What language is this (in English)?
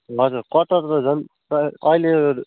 Nepali